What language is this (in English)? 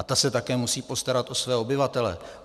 Czech